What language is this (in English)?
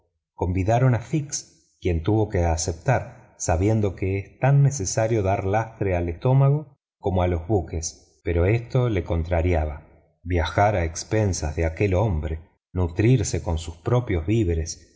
Spanish